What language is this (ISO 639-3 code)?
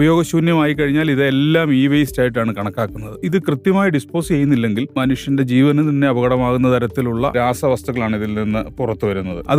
mal